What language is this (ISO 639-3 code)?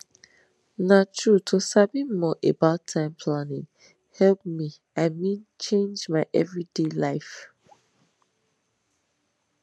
pcm